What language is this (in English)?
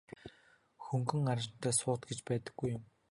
Mongolian